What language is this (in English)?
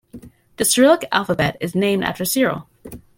English